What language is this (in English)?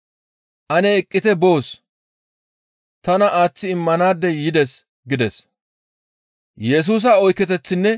Gamo